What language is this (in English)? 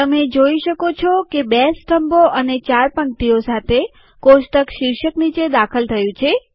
Gujarati